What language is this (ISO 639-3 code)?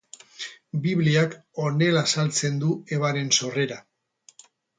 eus